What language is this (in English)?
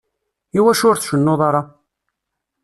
Kabyle